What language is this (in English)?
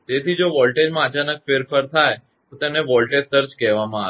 Gujarati